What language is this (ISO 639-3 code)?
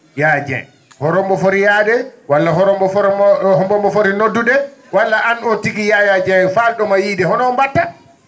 ful